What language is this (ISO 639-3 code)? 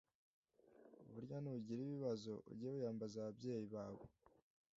kin